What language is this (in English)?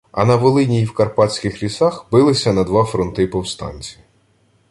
Ukrainian